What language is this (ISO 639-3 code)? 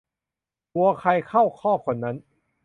tha